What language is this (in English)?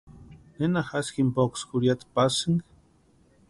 Western Highland Purepecha